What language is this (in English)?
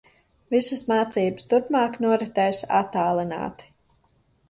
Latvian